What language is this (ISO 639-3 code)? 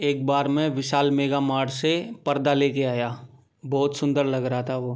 hin